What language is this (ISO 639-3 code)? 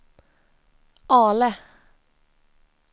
swe